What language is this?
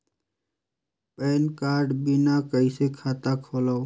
Chhattisgarhi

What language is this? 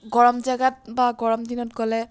Assamese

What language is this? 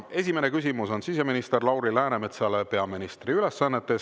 Estonian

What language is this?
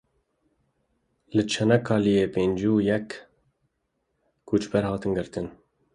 Kurdish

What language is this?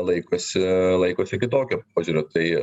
Lithuanian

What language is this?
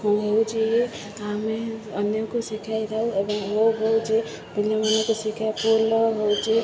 Odia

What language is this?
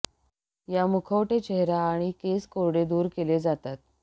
Marathi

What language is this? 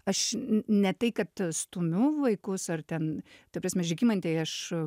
Lithuanian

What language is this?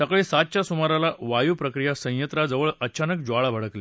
Marathi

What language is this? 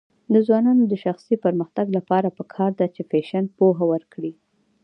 Pashto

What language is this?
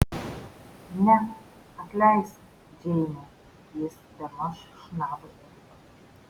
Lithuanian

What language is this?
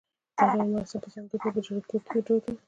Pashto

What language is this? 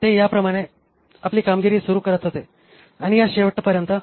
Marathi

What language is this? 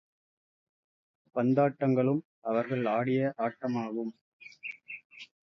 Tamil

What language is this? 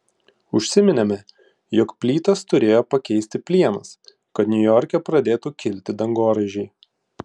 Lithuanian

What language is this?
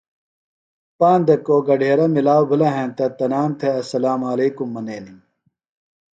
Phalura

